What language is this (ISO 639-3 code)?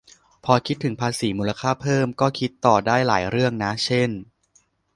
tha